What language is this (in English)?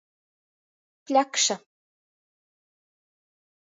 Latgalian